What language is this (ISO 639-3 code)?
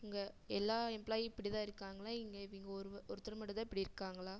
tam